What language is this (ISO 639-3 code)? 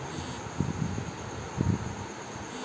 bho